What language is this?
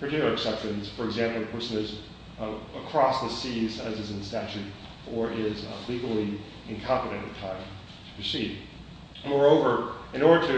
English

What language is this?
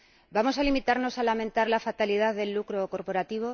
Spanish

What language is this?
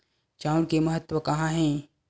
Chhattisgarhi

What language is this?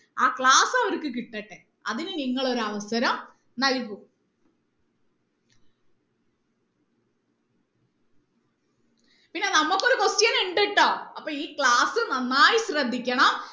Malayalam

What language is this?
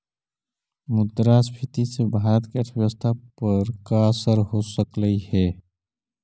Magahi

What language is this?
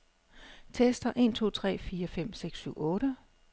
Danish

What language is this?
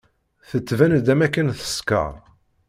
Kabyle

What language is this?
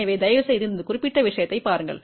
Tamil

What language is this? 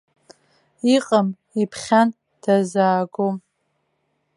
Abkhazian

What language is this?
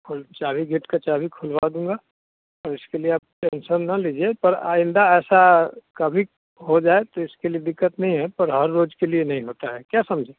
Hindi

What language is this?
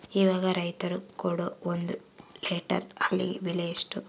Kannada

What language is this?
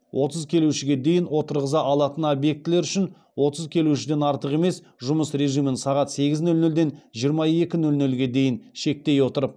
Kazakh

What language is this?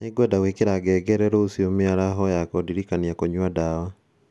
Kikuyu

